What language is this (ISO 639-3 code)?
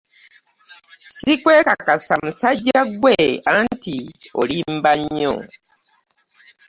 lug